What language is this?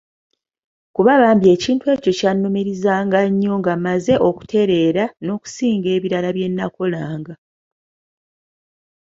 Ganda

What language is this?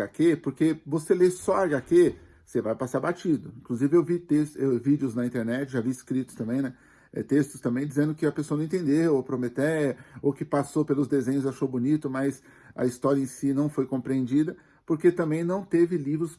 Portuguese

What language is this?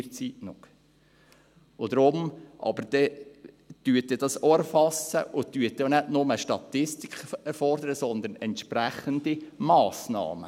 Swiss German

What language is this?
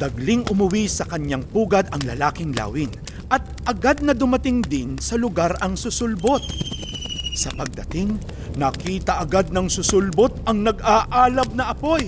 Filipino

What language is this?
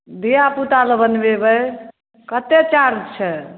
Maithili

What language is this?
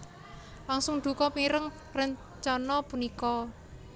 Javanese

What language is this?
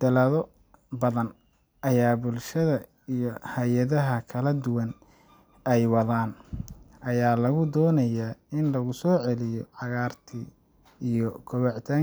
Somali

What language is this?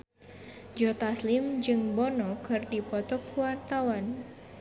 Sundanese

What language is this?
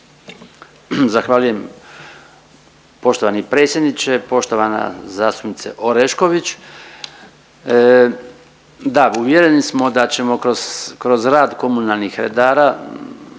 Croatian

